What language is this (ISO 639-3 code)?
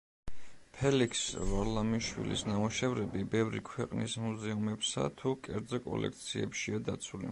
kat